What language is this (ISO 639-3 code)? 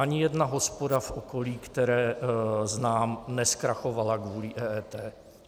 ces